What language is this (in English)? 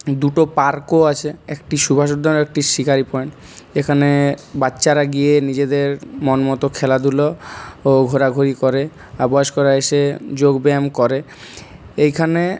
Bangla